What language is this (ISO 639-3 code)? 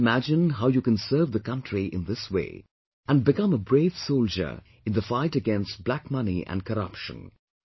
eng